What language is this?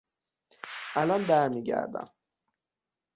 Persian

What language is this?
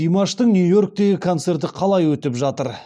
Kazakh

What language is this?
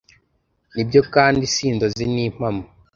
Kinyarwanda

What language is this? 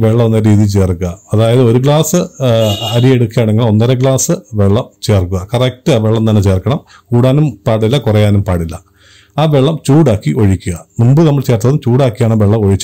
Turkish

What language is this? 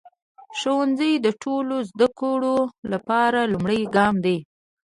Pashto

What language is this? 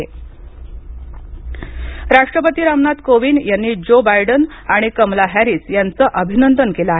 Marathi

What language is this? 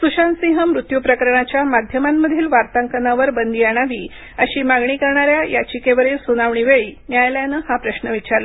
Marathi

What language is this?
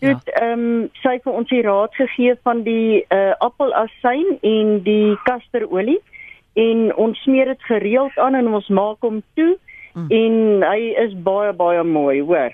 Dutch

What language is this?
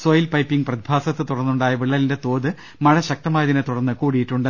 Malayalam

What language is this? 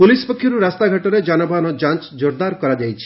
Odia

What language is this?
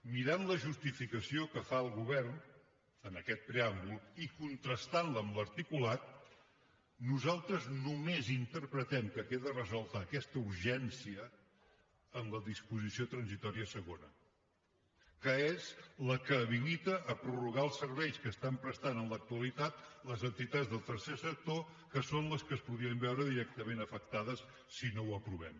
Catalan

